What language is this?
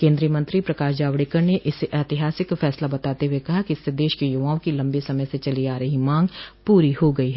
Hindi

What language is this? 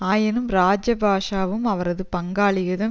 Tamil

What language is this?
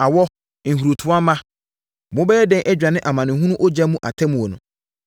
Akan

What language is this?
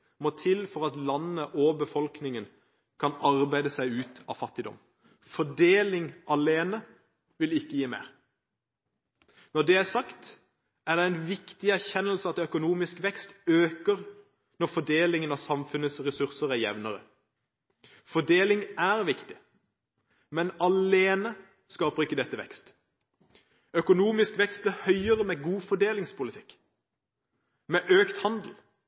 Norwegian Bokmål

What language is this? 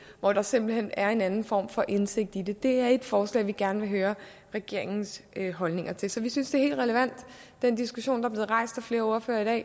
Danish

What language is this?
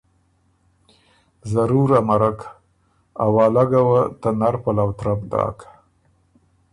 Ormuri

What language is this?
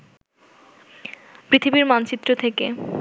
Bangla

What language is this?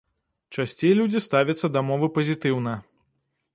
Belarusian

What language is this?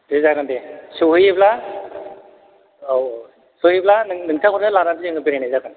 Bodo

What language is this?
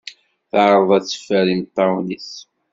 Kabyle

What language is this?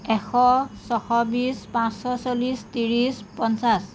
Assamese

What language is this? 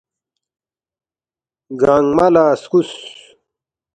Balti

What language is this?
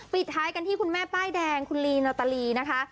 Thai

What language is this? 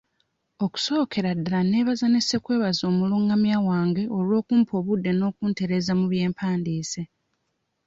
Ganda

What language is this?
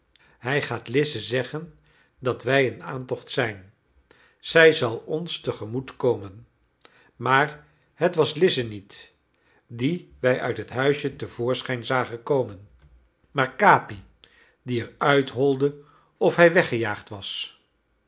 Dutch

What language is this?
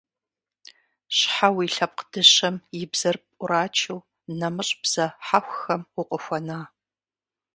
Kabardian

